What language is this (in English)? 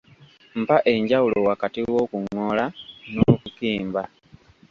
Ganda